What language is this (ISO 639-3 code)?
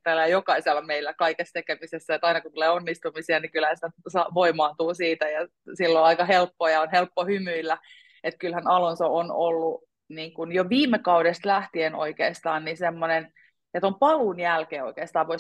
fin